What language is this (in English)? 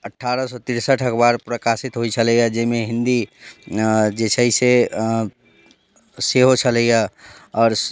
Maithili